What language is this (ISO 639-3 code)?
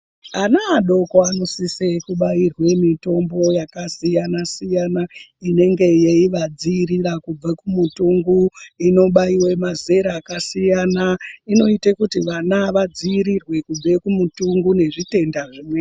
ndc